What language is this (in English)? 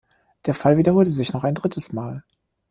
German